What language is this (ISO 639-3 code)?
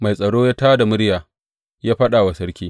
hau